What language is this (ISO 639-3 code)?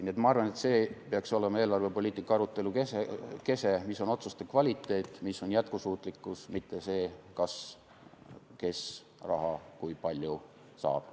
est